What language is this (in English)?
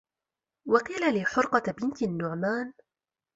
Arabic